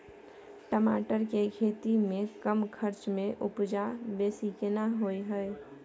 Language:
Maithili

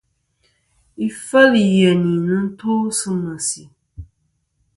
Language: Kom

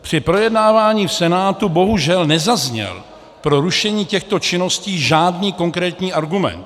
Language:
Czech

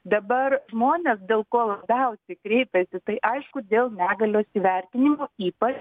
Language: Lithuanian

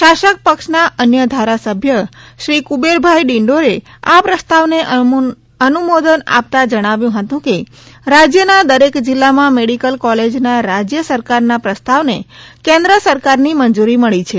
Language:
Gujarati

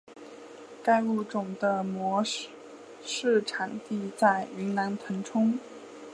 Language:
Chinese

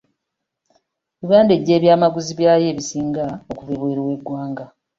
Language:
Ganda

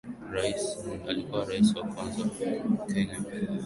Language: Swahili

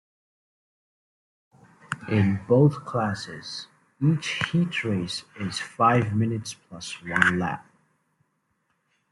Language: English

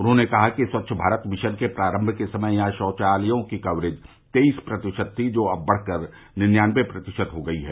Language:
Hindi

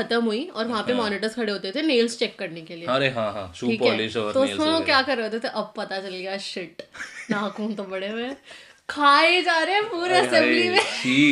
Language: Hindi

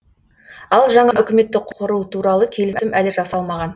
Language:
Kazakh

